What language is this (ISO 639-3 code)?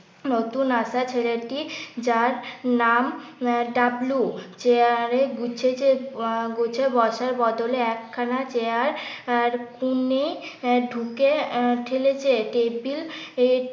ben